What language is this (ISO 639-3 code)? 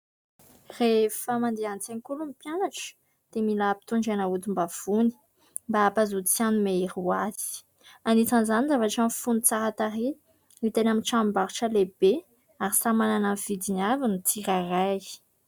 mlg